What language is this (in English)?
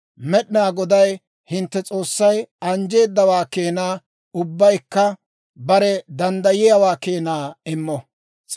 Dawro